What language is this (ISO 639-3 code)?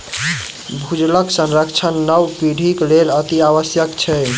mai